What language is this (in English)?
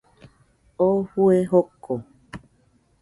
Nüpode Huitoto